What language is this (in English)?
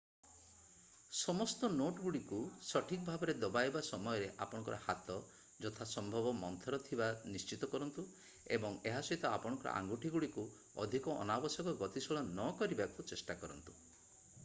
Odia